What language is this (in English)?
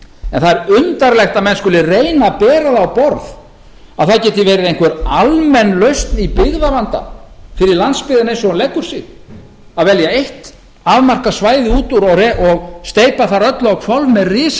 Icelandic